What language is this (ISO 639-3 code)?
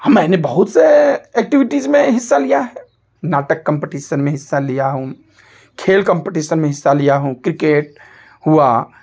hin